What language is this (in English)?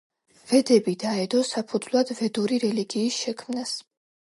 Georgian